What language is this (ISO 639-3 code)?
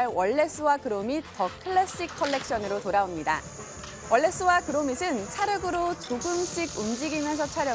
kor